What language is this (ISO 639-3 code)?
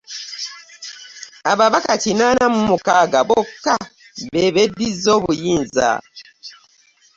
lug